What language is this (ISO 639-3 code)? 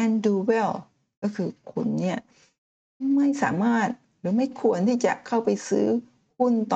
tha